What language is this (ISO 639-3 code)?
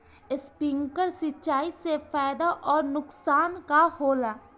bho